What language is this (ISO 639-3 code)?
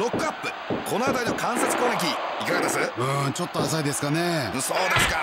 jpn